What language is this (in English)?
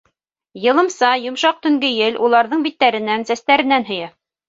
Bashkir